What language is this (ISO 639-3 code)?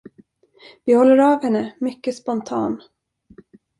swe